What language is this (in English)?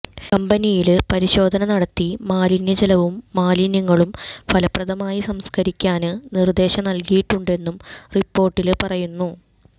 Malayalam